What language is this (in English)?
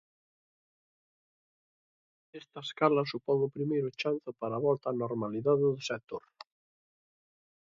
Galician